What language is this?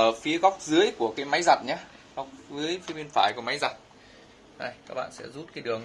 Vietnamese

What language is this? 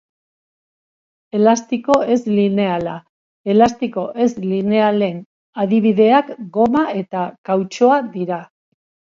Basque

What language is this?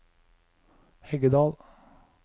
Norwegian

